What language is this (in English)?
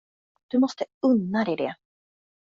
Swedish